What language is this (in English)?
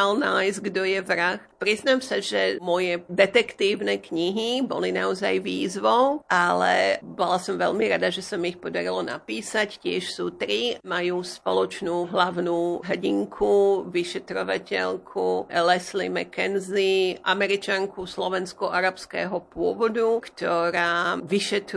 Slovak